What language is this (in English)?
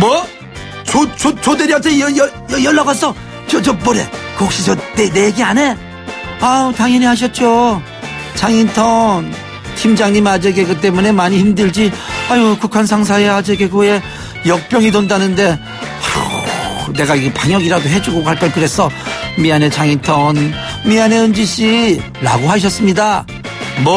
Korean